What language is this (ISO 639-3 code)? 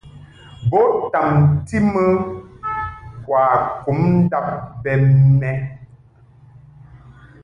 mhk